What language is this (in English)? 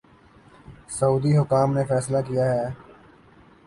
Urdu